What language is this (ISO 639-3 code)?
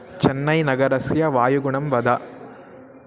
san